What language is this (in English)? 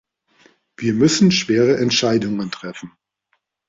German